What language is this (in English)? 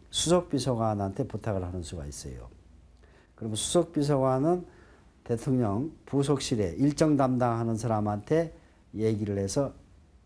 Korean